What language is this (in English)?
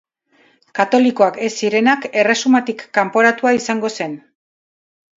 Basque